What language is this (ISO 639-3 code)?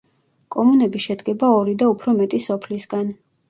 kat